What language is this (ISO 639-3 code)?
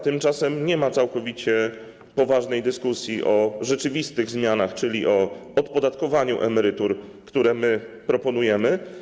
pol